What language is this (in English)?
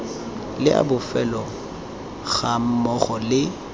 Tswana